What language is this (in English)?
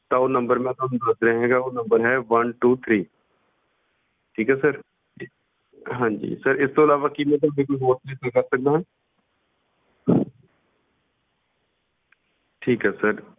Punjabi